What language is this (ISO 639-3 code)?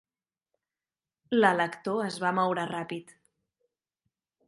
cat